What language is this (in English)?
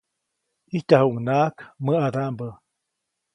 Copainalá Zoque